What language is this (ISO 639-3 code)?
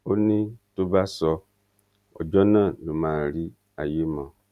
yor